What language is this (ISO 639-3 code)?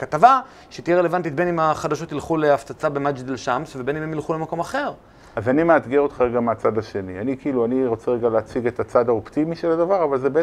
heb